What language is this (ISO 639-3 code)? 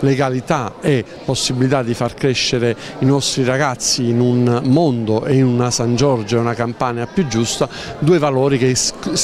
ita